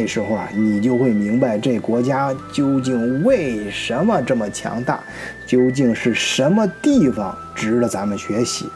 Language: Chinese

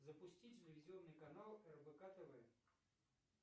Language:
Russian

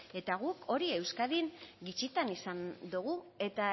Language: Basque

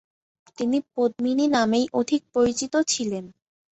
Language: Bangla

